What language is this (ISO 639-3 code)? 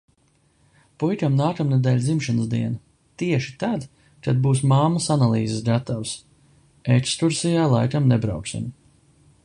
lav